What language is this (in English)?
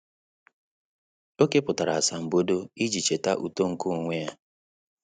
Igbo